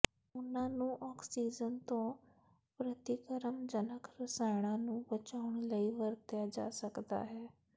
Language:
Punjabi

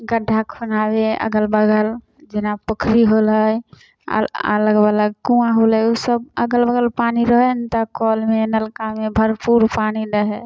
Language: Maithili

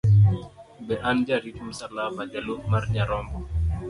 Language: Luo (Kenya and Tanzania)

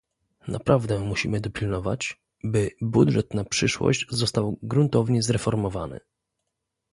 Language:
Polish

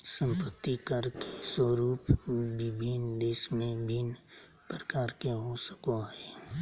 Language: Magahi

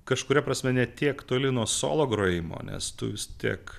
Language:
Lithuanian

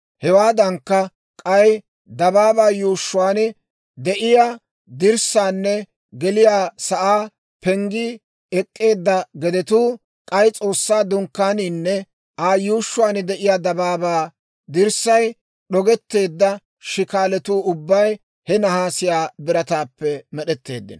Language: Dawro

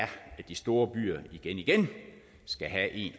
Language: Danish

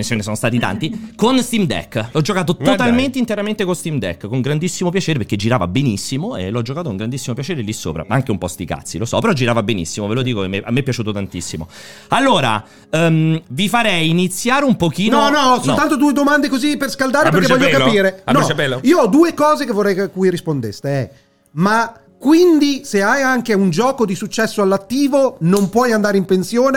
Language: Italian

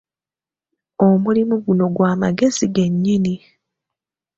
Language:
Ganda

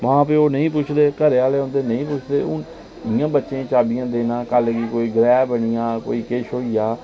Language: Dogri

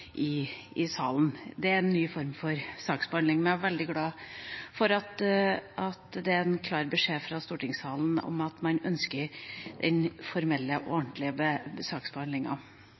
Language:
Norwegian Bokmål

